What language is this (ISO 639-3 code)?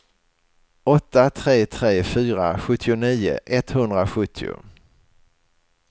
swe